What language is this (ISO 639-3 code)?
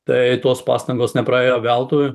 lit